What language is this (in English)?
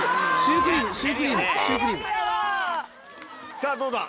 Japanese